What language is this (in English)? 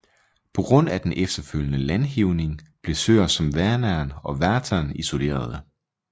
Danish